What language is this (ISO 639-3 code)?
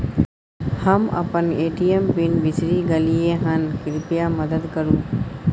mai